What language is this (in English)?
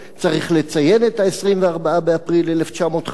Hebrew